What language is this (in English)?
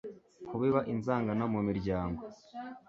Kinyarwanda